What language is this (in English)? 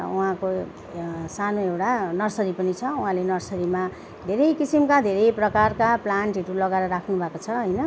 Nepali